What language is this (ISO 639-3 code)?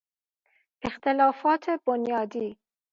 fas